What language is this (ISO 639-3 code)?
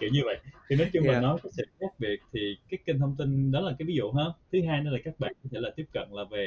vie